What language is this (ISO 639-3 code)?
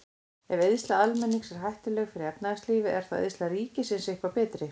isl